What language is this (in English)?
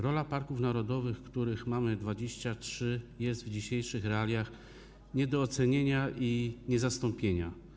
Polish